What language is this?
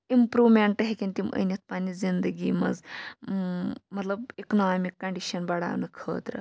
Kashmiri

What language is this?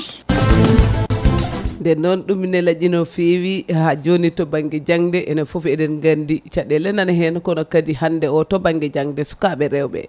Fula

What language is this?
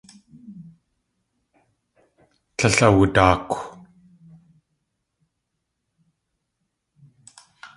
Tlingit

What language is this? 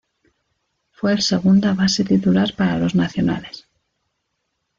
Spanish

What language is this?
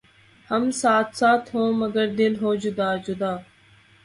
Urdu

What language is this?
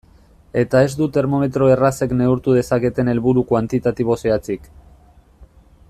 Basque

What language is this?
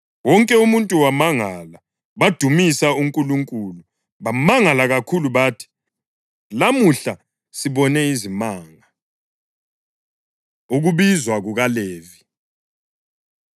North Ndebele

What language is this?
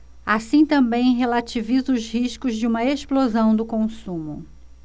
Portuguese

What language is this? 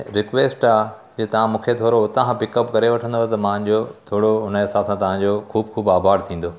Sindhi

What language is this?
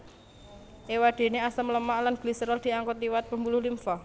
Javanese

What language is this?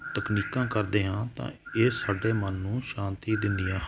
Punjabi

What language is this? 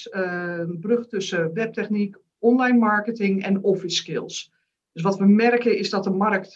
Dutch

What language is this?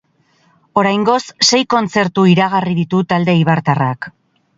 Basque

